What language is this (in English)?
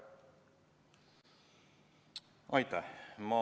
Estonian